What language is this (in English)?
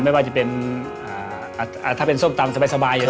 Thai